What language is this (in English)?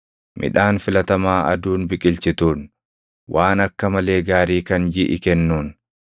Oromo